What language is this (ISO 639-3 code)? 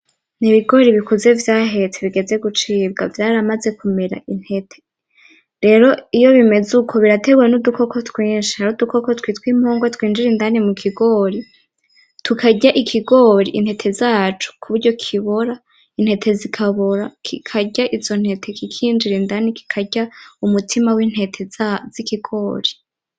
run